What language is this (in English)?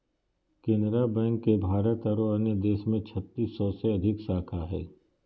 Magahi